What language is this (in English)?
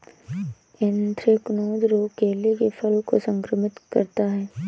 Hindi